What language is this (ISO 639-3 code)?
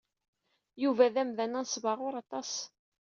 kab